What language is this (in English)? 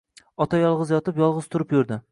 Uzbek